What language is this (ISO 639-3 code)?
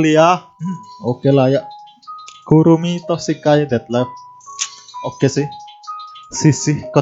ind